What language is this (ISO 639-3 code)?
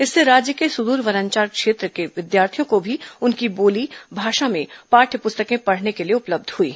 hin